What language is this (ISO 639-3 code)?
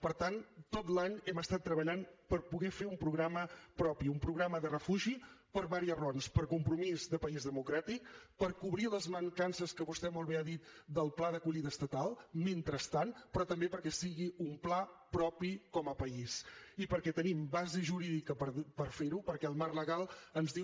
cat